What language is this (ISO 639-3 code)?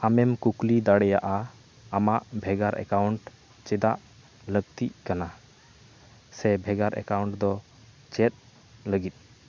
sat